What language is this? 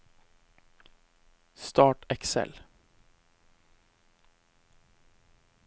Norwegian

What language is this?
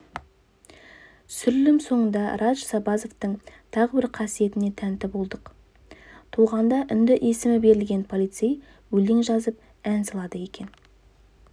Kazakh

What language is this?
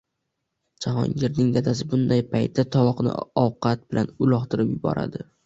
Uzbek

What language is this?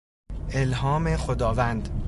Persian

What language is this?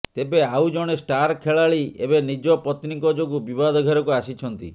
Odia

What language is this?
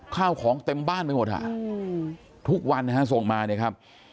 Thai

